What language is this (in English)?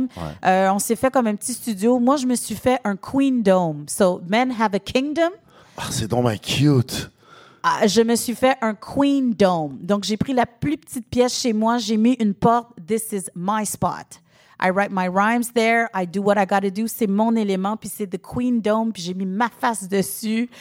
French